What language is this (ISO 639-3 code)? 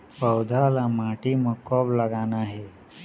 hne